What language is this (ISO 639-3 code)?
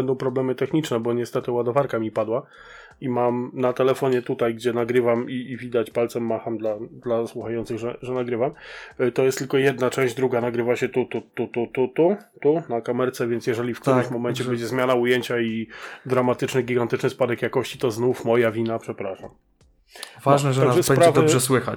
pol